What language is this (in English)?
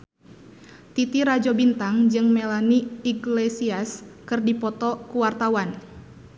Sundanese